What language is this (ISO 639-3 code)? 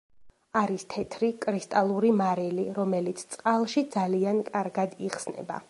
kat